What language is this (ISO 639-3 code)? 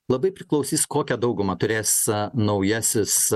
lit